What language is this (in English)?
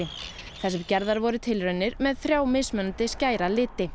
Icelandic